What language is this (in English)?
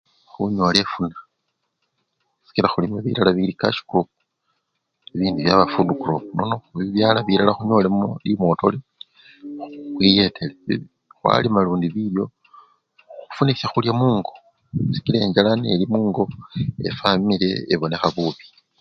Luyia